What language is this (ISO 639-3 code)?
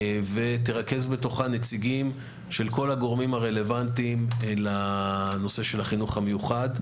heb